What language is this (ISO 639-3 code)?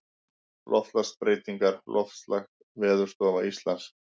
isl